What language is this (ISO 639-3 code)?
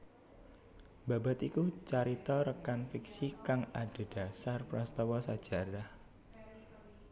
jav